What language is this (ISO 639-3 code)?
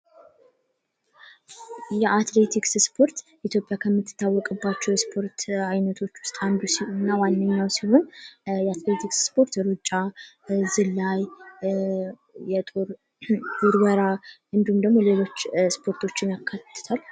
amh